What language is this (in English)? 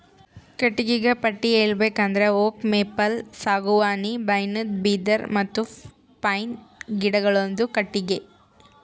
Kannada